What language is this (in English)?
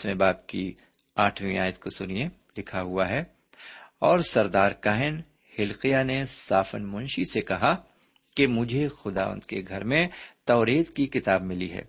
Urdu